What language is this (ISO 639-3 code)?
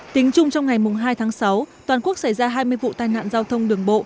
vie